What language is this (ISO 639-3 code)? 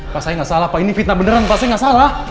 ind